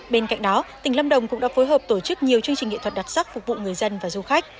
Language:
Vietnamese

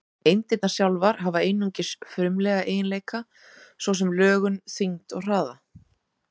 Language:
Icelandic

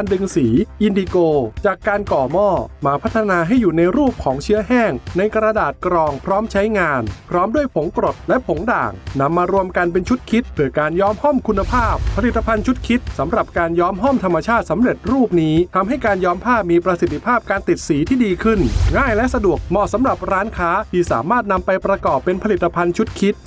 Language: Thai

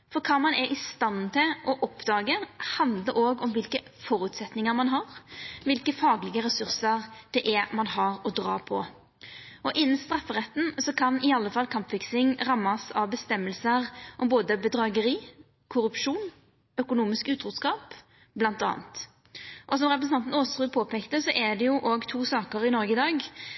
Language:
Norwegian Nynorsk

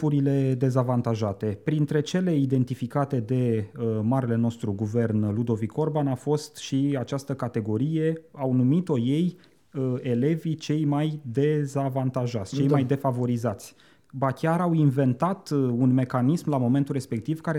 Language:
Romanian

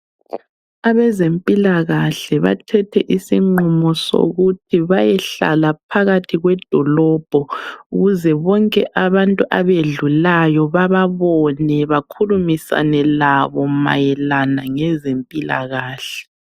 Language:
North Ndebele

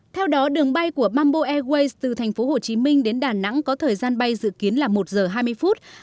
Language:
Vietnamese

